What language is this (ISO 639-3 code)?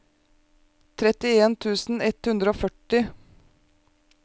nor